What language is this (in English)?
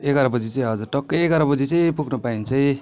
Nepali